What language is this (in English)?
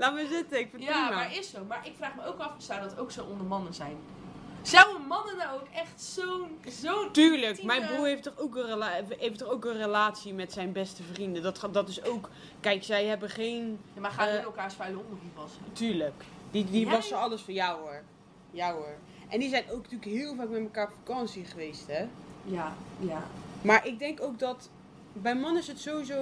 Dutch